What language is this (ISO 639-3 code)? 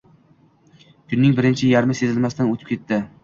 uzb